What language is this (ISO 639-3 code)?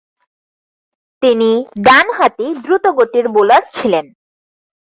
ben